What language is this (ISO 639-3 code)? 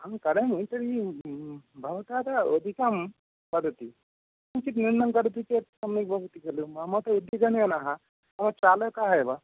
san